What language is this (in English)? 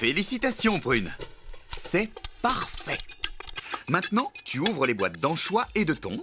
French